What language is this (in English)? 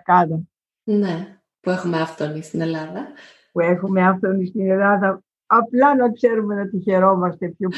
Greek